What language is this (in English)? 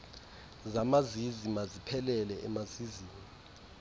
Xhosa